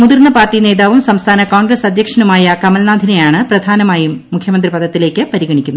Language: Malayalam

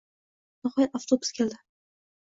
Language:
Uzbek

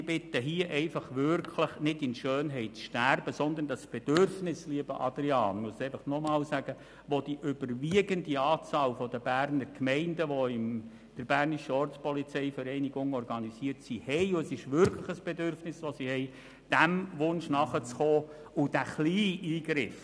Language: Swiss German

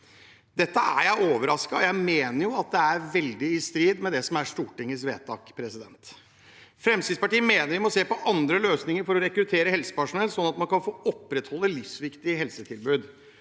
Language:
Norwegian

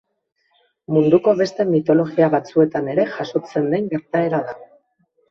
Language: Basque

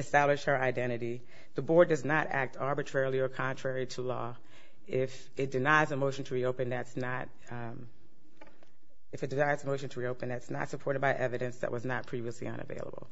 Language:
English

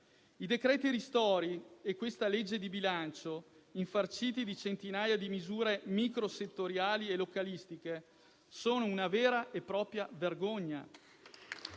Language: Italian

